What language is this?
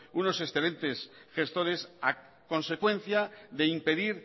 Spanish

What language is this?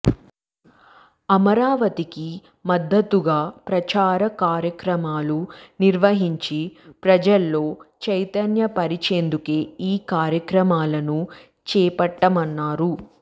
Telugu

